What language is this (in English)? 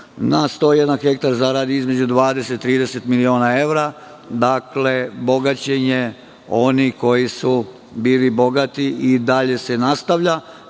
Serbian